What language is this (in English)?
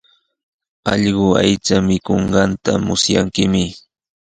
Sihuas Ancash Quechua